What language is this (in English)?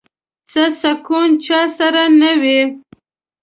Pashto